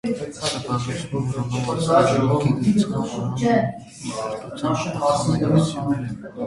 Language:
Armenian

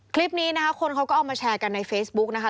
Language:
Thai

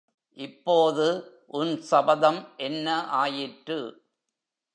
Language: Tamil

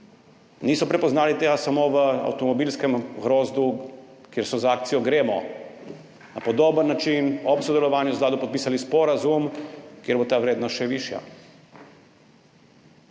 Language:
Slovenian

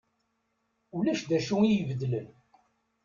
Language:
Kabyle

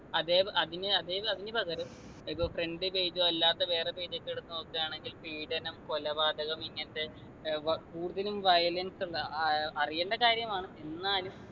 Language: Malayalam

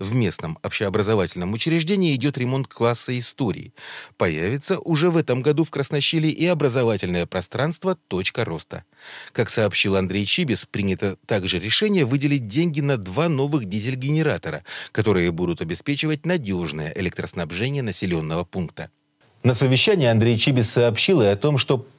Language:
Russian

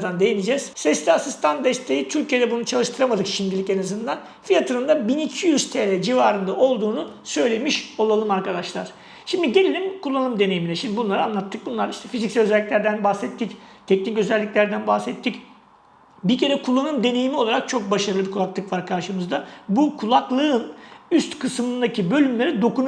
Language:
Turkish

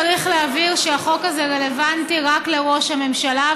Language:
Hebrew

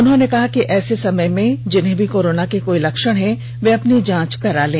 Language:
Hindi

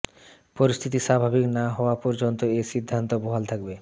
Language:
Bangla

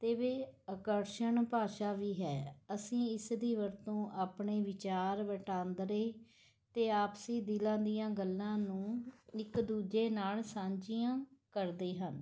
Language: Punjabi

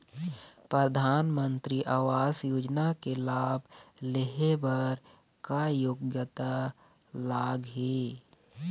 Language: Chhattisgarhi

